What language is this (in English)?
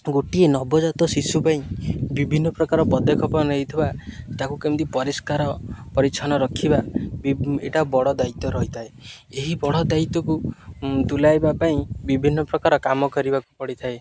Odia